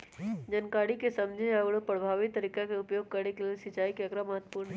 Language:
Magahi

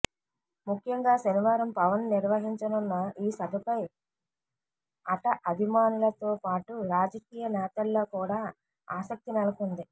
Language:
Telugu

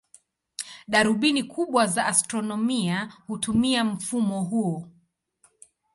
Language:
Swahili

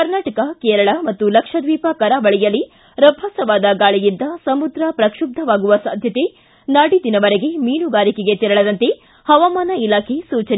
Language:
Kannada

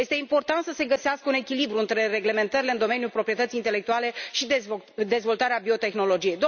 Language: Romanian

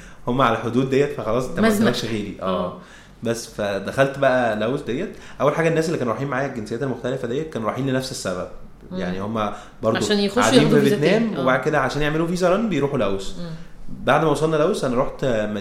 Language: Arabic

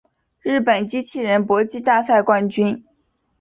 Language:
Chinese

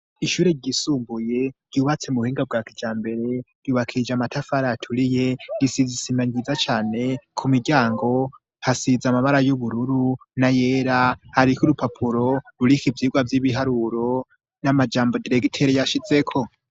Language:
Rundi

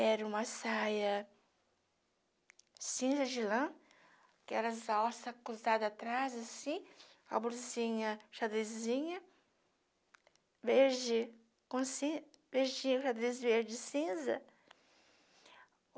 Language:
Portuguese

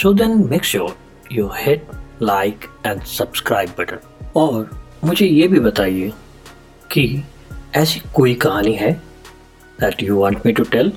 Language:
Hindi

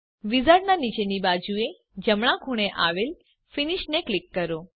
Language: Gujarati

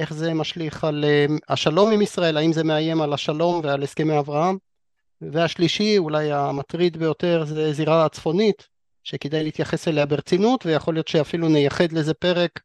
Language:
Hebrew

